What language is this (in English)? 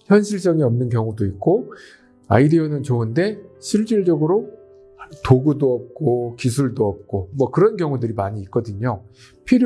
Korean